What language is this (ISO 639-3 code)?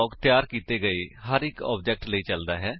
pan